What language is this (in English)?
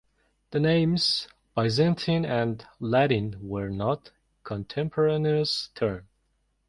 English